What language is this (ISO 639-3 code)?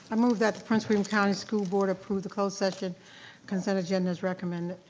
eng